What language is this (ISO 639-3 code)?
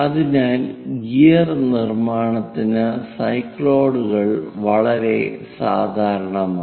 mal